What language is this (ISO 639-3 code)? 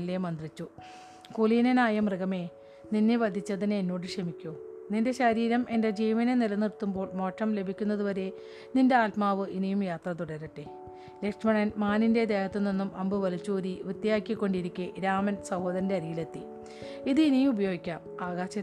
mal